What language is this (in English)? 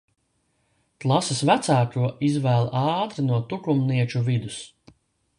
Latvian